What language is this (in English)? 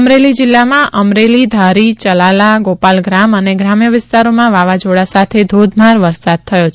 Gujarati